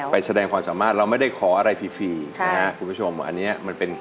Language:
Thai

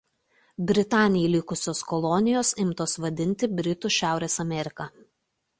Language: Lithuanian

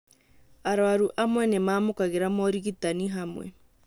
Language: Kikuyu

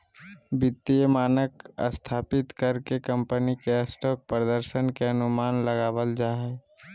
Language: Magahi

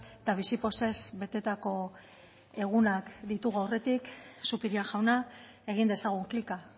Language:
Basque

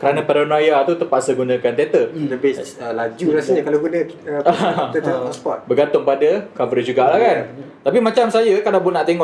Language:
Malay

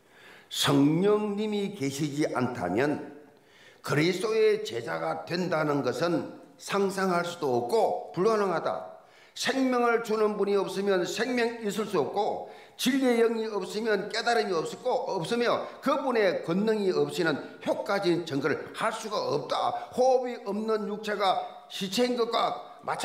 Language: Korean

